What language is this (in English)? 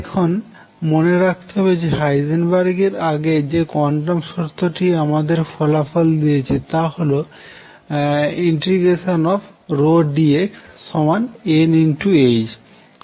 Bangla